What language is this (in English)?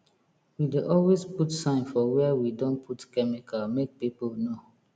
Nigerian Pidgin